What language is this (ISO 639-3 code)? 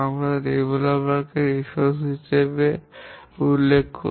ben